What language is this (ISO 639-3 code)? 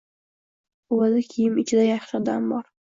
uzb